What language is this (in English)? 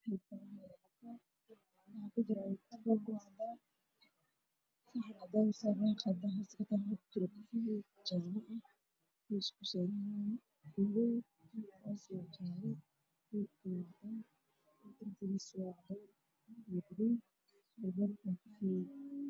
Somali